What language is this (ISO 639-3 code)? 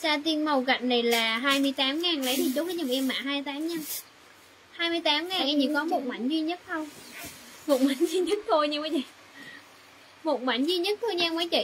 vie